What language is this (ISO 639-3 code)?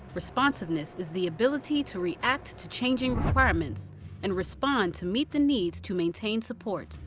eng